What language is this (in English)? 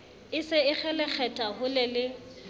Southern Sotho